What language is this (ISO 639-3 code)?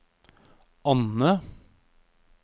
nor